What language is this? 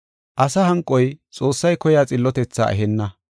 Gofa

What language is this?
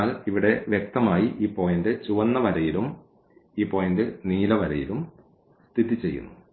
Malayalam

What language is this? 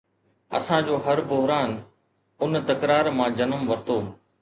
Sindhi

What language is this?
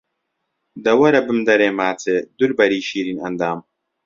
Central Kurdish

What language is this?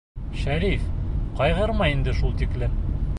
Bashkir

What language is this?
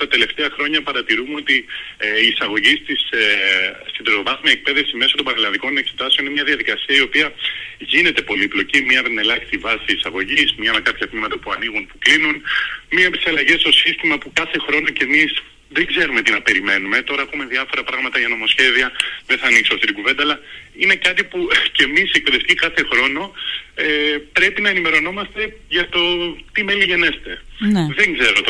Greek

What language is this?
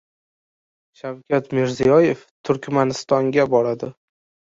Uzbek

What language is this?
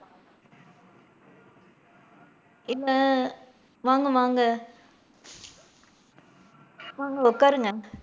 Tamil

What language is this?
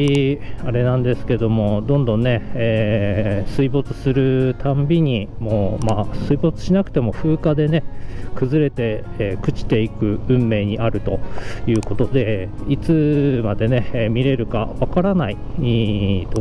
Japanese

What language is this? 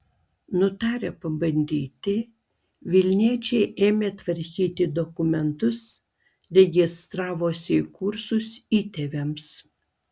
Lithuanian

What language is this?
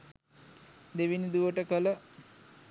Sinhala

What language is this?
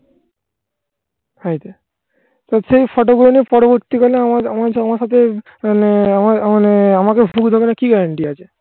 Bangla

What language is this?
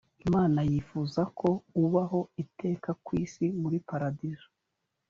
Kinyarwanda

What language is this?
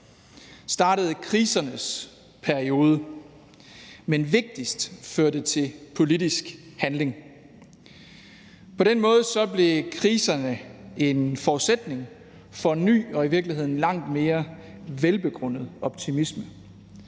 Danish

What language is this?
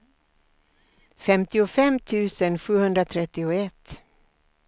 Swedish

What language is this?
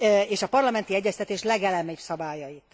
Hungarian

